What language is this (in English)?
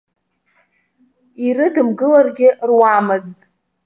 Abkhazian